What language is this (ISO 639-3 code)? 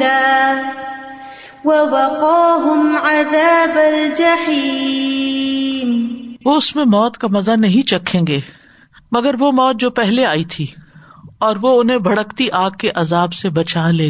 urd